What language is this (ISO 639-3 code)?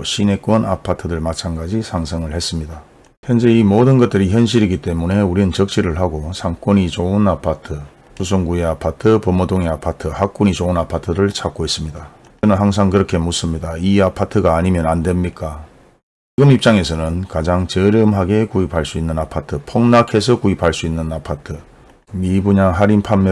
kor